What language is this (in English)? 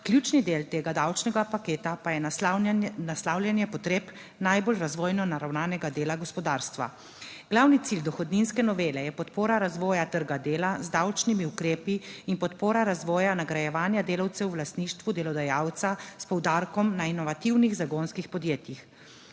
Slovenian